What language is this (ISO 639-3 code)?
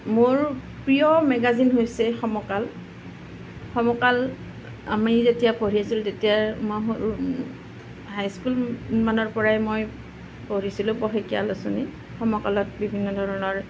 asm